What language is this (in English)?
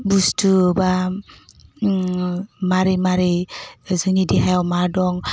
Bodo